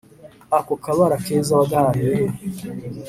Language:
Kinyarwanda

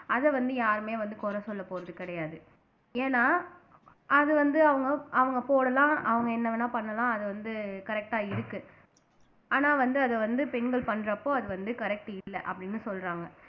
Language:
Tamil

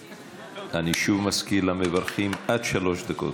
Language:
Hebrew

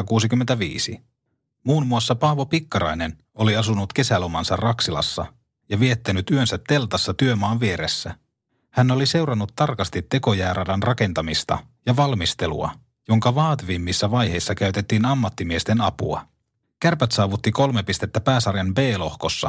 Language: Finnish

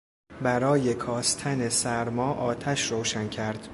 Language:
Persian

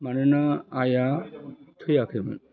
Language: Bodo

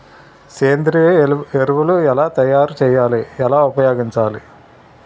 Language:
Telugu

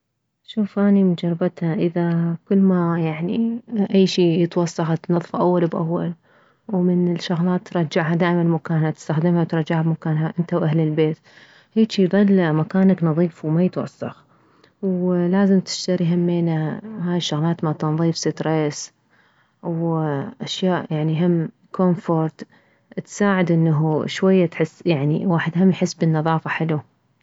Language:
Mesopotamian Arabic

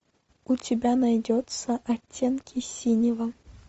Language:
Russian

